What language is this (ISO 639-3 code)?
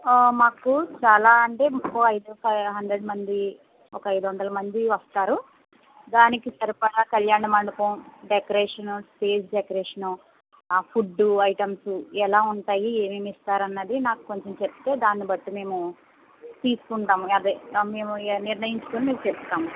tel